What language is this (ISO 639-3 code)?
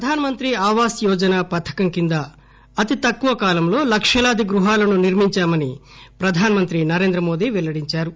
tel